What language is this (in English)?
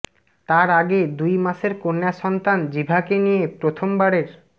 Bangla